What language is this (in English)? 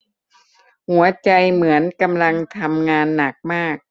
Thai